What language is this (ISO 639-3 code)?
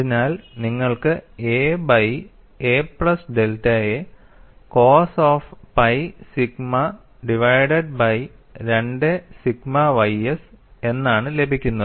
mal